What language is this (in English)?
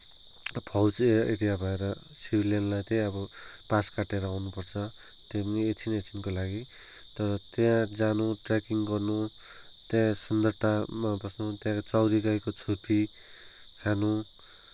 Nepali